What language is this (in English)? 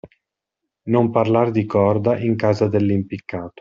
Italian